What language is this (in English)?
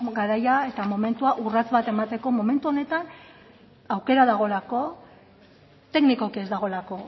Basque